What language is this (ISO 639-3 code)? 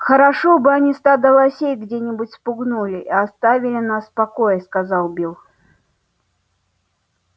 rus